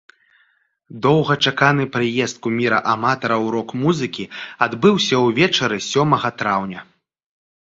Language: Belarusian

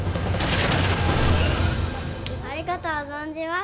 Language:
Japanese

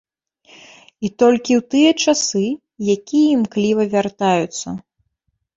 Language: Belarusian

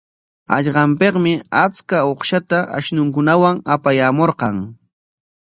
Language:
Corongo Ancash Quechua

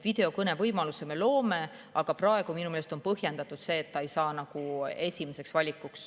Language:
Estonian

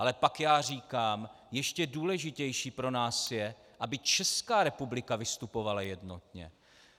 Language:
Czech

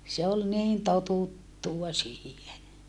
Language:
Finnish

